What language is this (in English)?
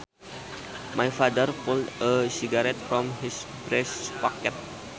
Sundanese